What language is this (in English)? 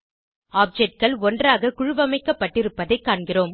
Tamil